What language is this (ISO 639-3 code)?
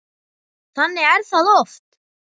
isl